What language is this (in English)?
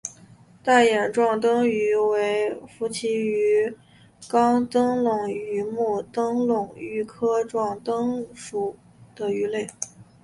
Chinese